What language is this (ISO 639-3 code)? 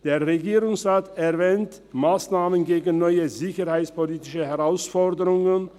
gsw